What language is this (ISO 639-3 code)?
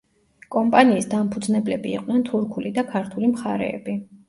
kat